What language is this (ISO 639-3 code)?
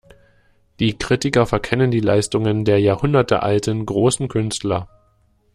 deu